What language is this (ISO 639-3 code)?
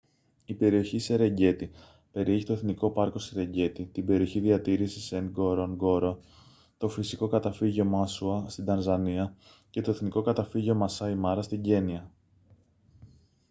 ell